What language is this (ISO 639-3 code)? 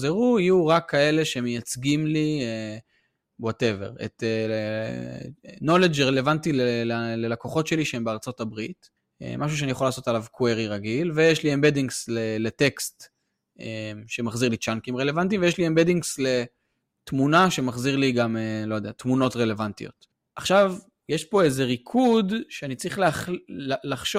heb